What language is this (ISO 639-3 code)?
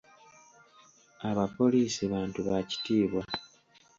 lug